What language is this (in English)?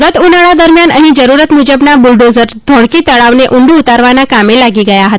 Gujarati